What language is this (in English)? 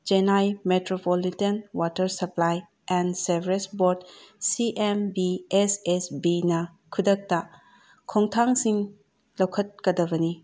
Manipuri